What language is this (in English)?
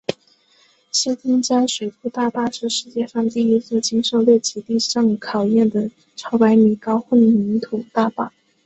Chinese